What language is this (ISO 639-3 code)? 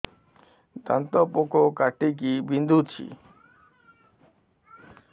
ori